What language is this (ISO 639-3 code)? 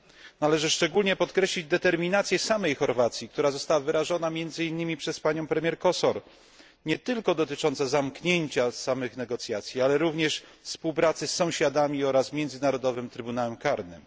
pol